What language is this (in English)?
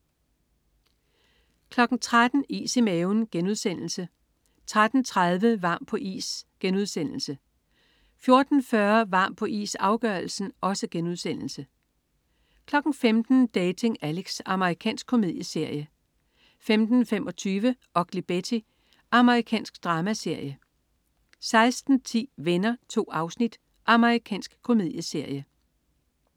Danish